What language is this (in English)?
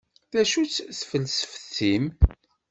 Kabyle